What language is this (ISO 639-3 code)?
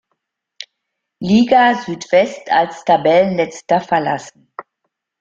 deu